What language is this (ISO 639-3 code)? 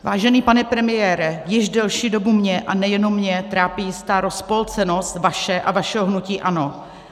ces